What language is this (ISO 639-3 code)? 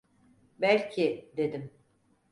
tur